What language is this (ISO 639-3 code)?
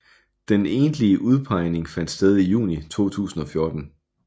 dan